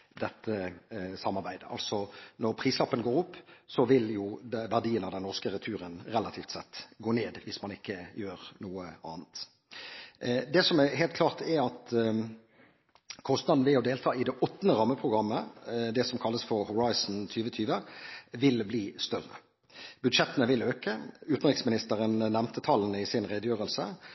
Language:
Norwegian Bokmål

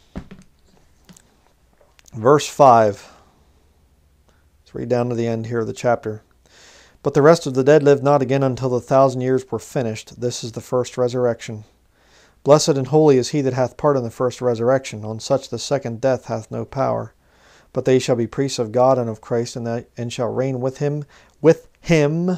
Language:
English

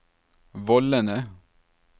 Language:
Norwegian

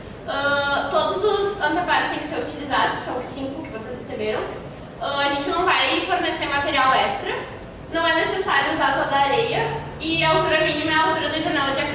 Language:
Portuguese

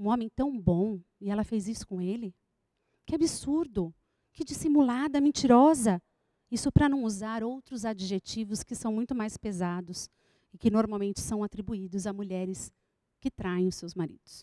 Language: Portuguese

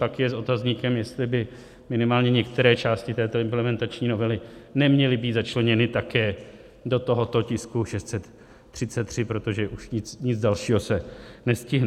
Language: Czech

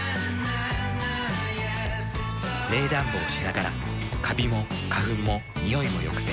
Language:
Japanese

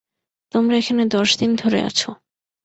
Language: Bangla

